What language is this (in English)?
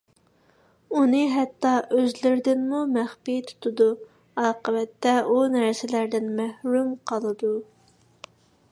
Uyghur